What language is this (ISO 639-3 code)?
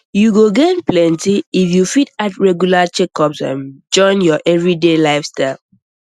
pcm